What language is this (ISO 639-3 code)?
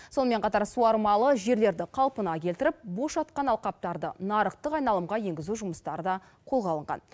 kaz